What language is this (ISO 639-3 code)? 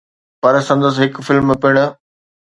snd